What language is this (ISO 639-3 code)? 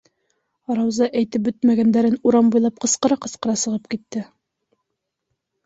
bak